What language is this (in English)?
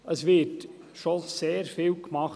Swiss German